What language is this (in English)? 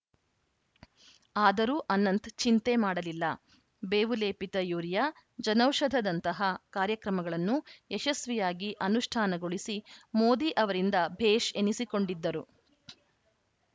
Kannada